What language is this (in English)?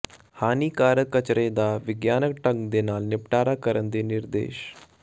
Punjabi